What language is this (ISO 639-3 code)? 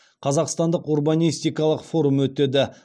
kaz